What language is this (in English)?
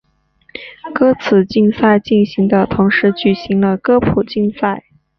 Chinese